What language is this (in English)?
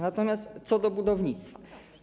Polish